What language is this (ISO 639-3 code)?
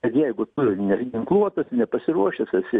lit